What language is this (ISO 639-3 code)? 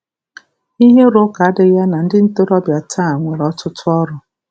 ibo